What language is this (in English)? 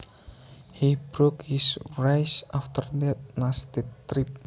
Javanese